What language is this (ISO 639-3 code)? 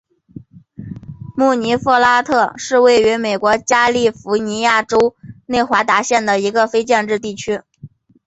zho